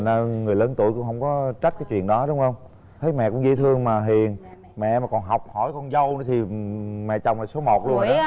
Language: Vietnamese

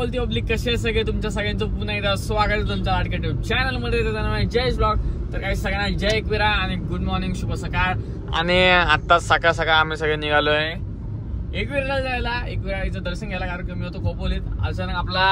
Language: Marathi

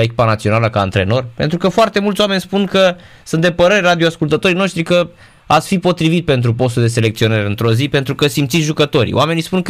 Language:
Romanian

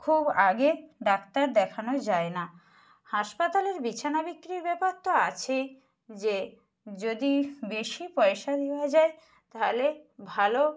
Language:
Bangla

